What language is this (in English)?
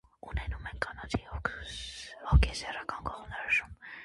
Armenian